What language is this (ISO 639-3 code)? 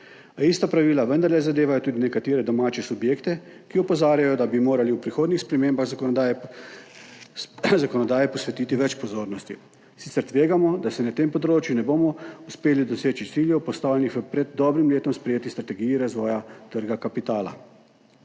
slv